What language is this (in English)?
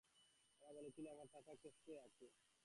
Bangla